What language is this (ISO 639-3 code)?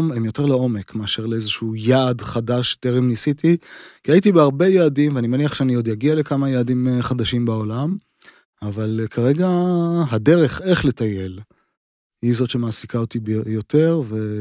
heb